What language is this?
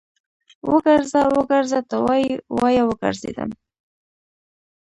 Pashto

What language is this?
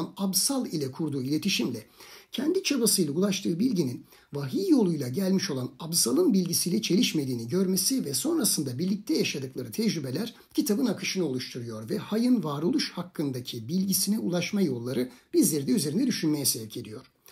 Turkish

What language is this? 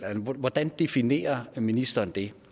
Danish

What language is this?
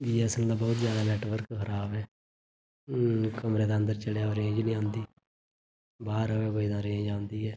Dogri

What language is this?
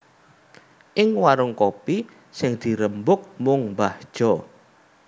Javanese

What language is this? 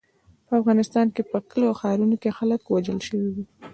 Pashto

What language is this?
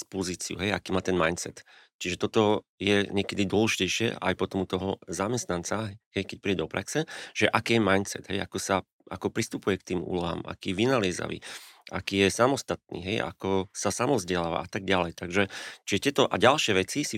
Slovak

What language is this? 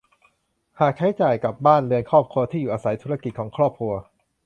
Thai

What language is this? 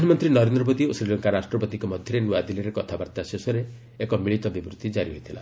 Odia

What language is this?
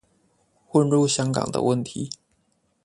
Chinese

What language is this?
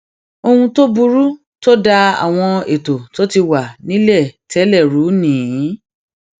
Yoruba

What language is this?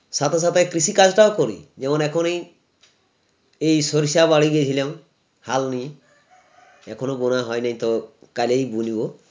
Bangla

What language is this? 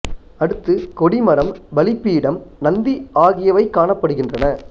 Tamil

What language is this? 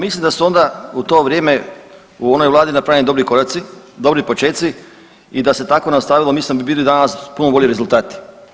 Croatian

